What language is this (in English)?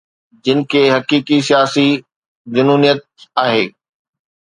Sindhi